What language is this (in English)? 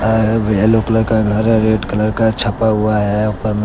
Hindi